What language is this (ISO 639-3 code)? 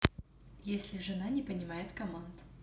rus